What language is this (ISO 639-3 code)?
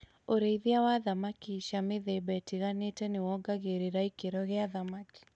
kik